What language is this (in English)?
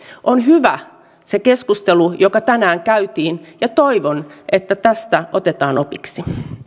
Finnish